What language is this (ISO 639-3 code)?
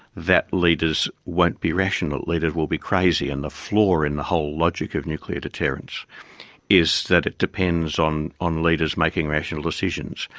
eng